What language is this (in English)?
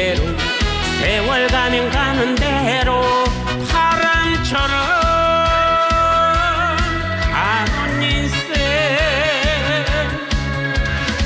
Korean